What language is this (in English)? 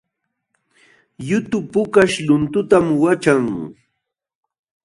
Jauja Wanca Quechua